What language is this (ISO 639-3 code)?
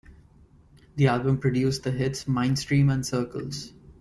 eng